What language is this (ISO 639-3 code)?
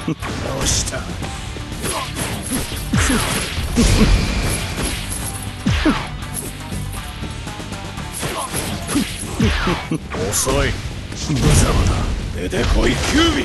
jpn